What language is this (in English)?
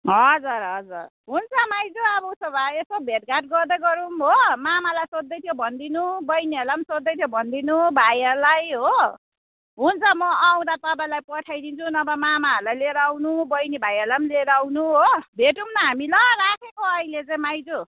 Nepali